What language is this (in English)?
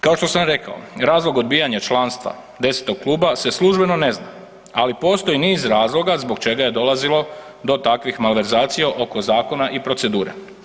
Croatian